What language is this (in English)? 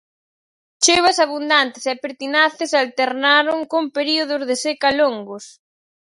Galician